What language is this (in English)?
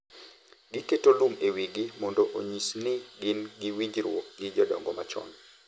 Luo (Kenya and Tanzania)